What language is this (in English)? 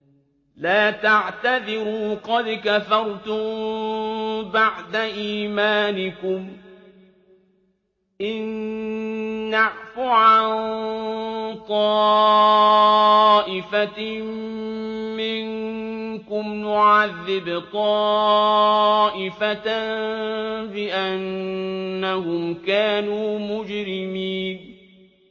Arabic